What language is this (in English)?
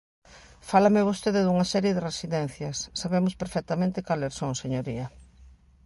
Galician